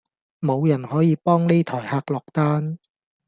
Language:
Cantonese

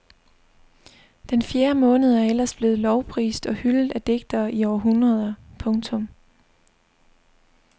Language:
Danish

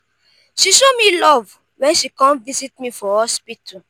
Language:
Nigerian Pidgin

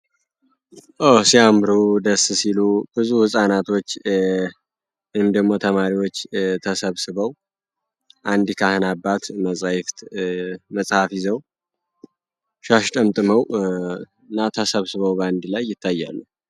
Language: Amharic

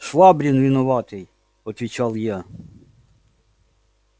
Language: Russian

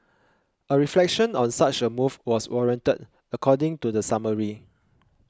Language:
English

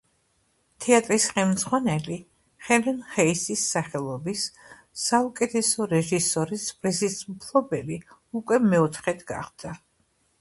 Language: Georgian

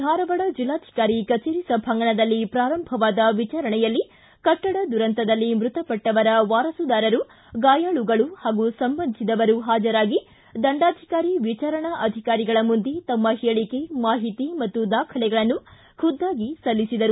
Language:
Kannada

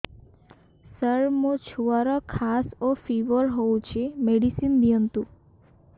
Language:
Odia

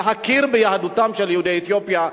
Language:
Hebrew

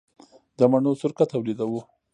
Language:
Pashto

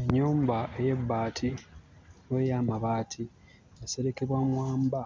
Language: Ganda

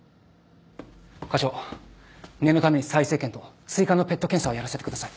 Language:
Japanese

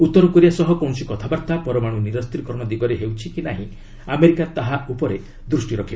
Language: Odia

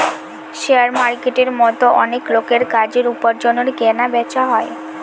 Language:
Bangla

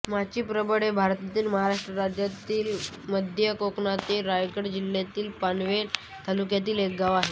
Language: Marathi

